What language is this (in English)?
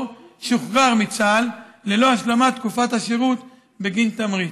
Hebrew